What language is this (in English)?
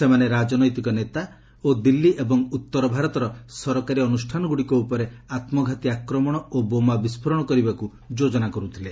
Odia